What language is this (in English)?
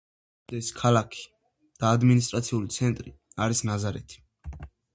Georgian